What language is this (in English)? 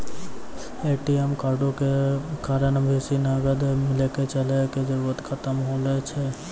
Maithili